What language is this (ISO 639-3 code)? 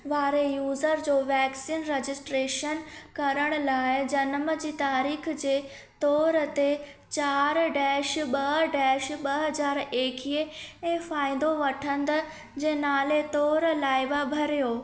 snd